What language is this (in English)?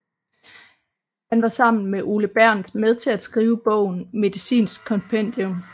Danish